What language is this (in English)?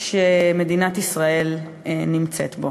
Hebrew